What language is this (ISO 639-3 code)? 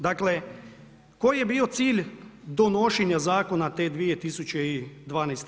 hrv